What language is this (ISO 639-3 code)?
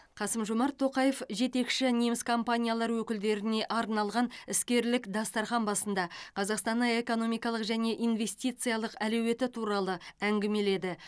kaz